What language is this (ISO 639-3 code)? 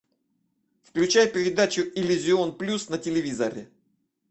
rus